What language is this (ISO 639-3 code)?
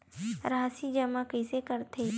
hne